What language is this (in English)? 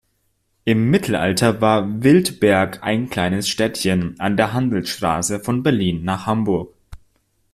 German